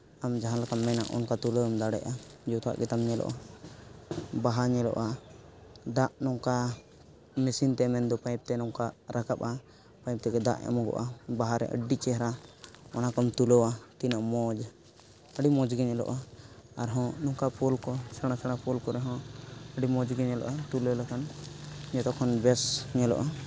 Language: Santali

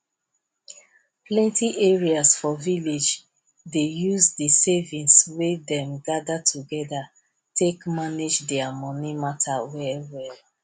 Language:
Nigerian Pidgin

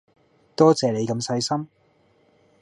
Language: Cantonese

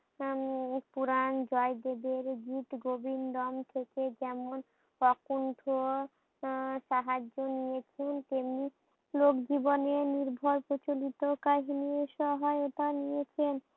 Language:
Bangla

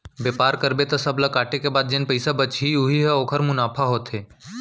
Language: Chhattisgarhi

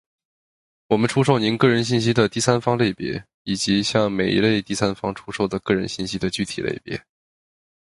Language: Chinese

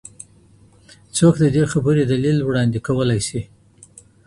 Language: Pashto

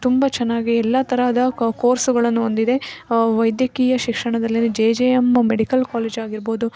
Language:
Kannada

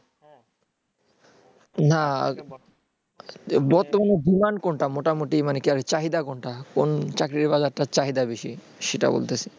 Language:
Bangla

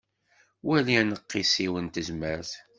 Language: Kabyle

